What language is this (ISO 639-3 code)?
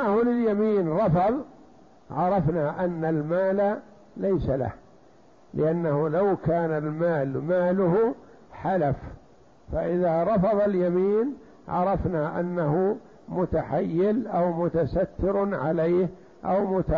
ara